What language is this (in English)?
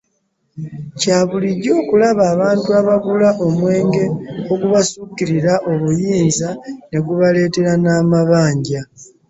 Ganda